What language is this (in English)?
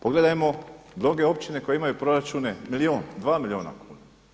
Croatian